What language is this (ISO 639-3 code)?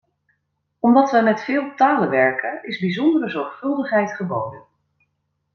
nld